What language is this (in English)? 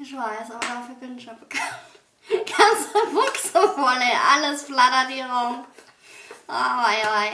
German